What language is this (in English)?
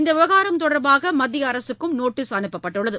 Tamil